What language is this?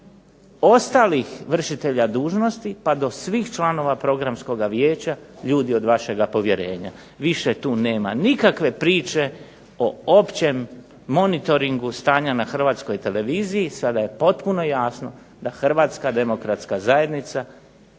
Croatian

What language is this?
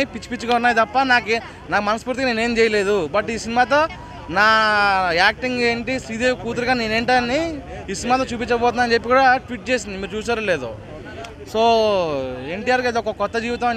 Telugu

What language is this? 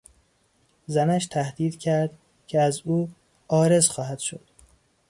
Persian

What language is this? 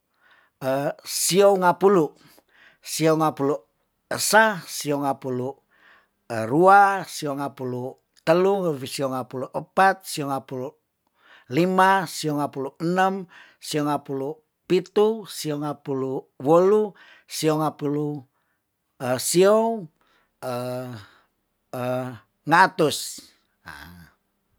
Tondano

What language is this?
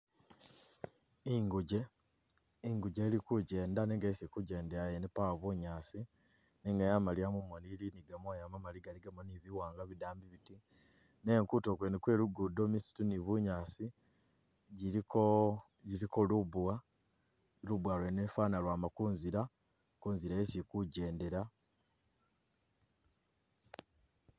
Masaaba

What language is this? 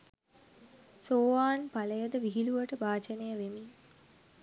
Sinhala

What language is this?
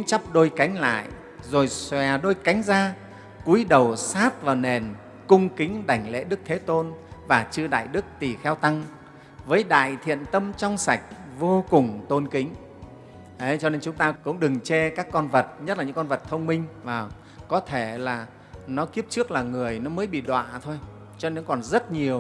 Vietnamese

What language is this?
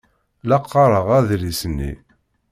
Kabyle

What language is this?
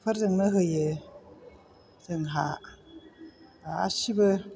Bodo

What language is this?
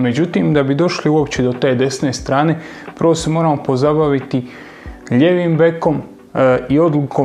Croatian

